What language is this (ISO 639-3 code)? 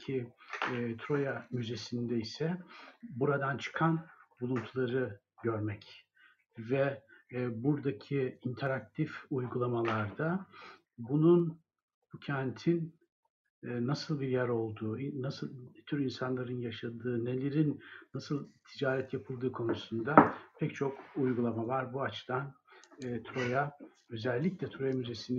tur